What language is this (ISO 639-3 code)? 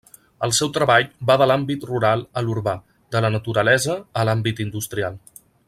cat